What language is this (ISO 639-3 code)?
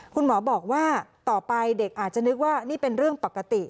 tha